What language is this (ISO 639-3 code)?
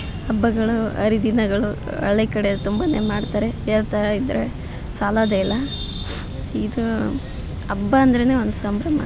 kan